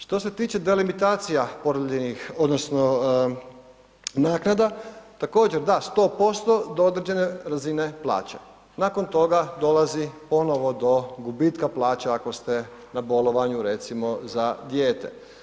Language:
Croatian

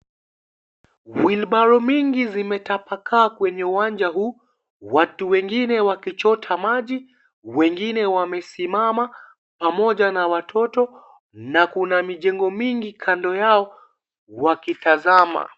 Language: Swahili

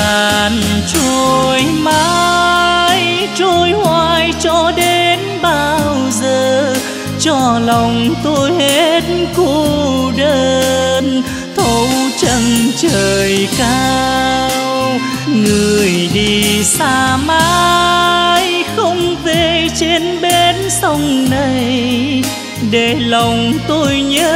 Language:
Vietnamese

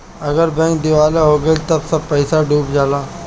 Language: Bhojpuri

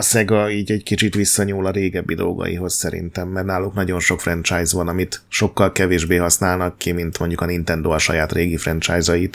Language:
Hungarian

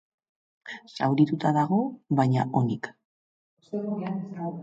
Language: Basque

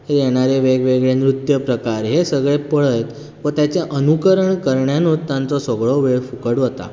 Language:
Konkani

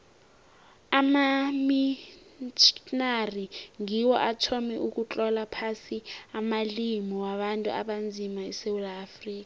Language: South Ndebele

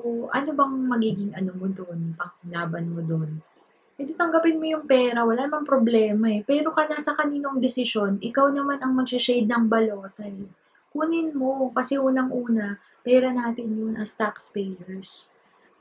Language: Filipino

